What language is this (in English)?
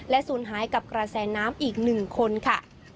Thai